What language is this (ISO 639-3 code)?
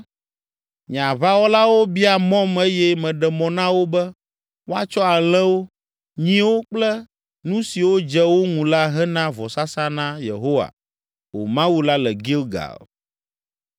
ewe